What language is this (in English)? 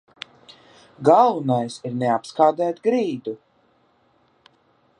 Latvian